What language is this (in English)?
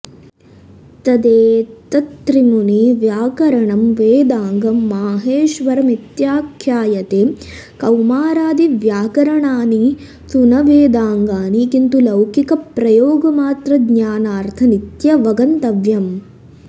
Sanskrit